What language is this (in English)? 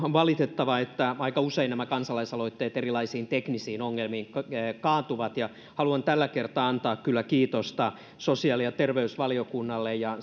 Finnish